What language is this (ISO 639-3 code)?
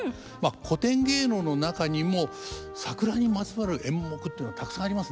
jpn